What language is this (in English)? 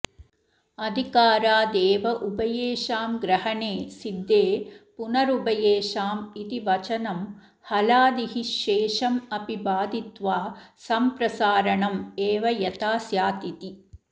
Sanskrit